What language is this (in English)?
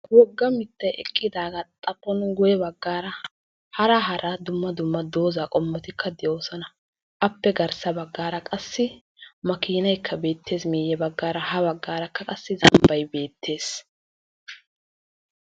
Wolaytta